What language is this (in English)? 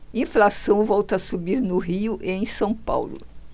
Portuguese